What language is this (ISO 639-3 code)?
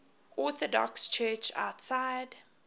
eng